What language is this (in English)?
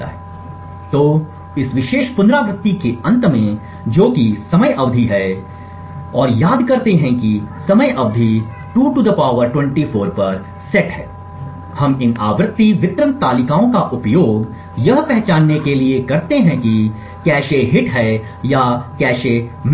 Hindi